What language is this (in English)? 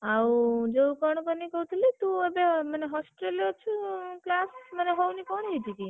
Odia